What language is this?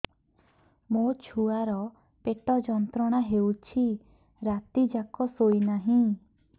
Odia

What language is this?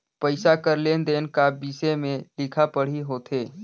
Chhattisgarhi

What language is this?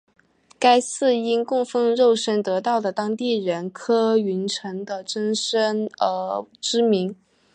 Chinese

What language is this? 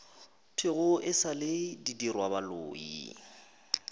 Northern Sotho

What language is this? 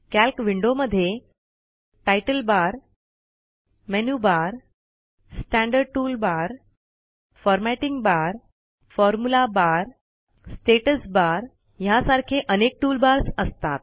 Marathi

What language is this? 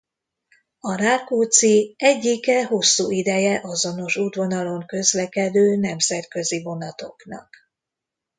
Hungarian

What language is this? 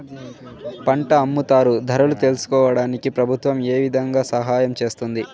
Telugu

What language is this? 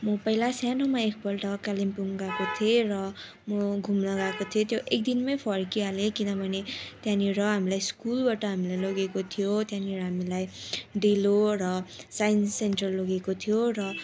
Nepali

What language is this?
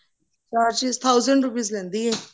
Punjabi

